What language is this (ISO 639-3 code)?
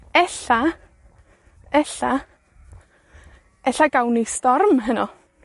cym